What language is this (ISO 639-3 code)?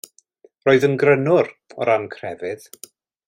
cym